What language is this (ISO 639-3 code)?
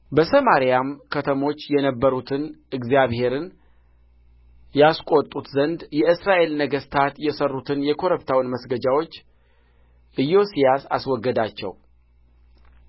amh